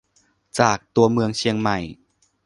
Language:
Thai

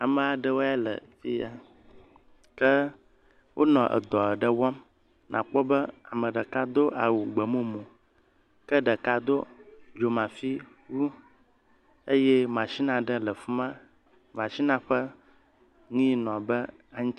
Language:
Ewe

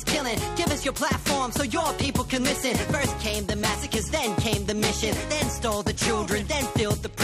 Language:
Greek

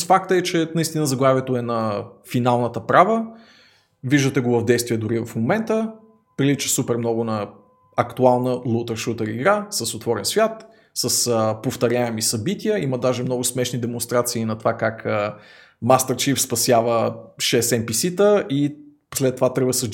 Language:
Bulgarian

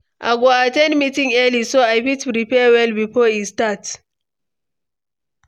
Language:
Nigerian Pidgin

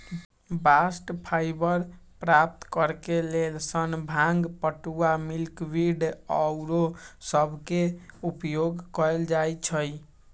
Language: Magahi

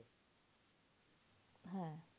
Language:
Bangla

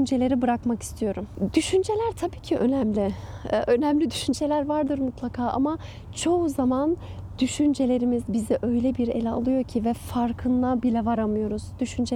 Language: Turkish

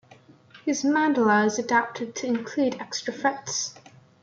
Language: English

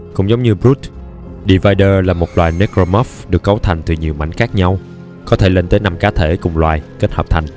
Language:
Vietnamese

